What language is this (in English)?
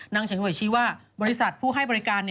Thai